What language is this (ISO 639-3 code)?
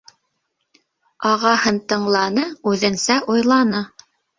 bak